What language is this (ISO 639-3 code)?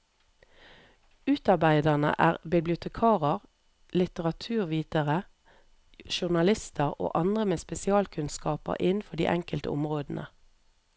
nor